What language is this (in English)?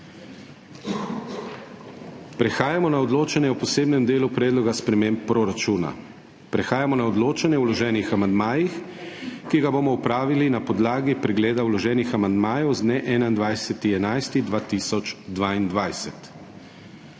Slovenian